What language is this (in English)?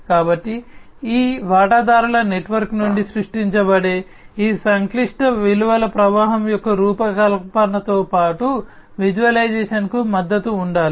Telugu